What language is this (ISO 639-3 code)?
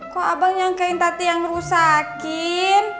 ind